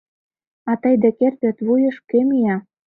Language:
Mari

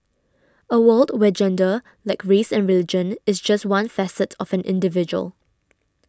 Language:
English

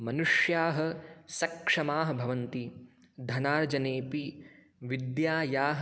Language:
Sanskrit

